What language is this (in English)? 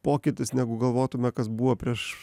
Lithuanian